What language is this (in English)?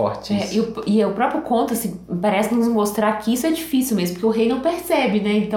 Portuguese